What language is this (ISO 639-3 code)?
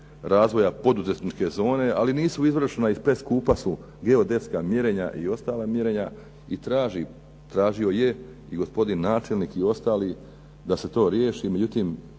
hrv